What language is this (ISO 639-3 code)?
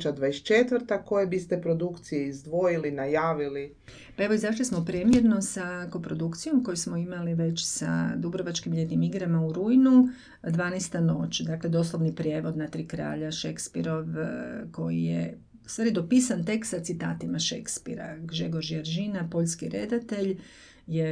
hrv